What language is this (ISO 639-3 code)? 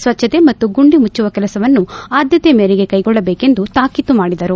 kan